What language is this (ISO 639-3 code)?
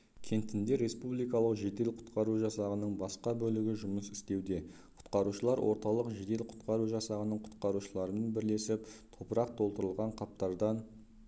kaz